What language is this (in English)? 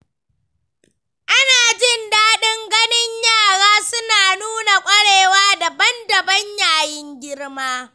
Hausa